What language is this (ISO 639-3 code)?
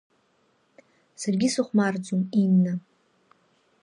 abk